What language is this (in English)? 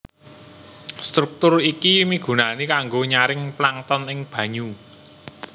Javanese